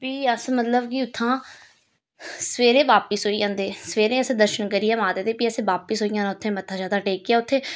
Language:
Dogri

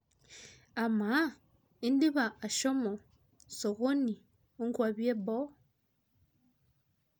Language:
Masai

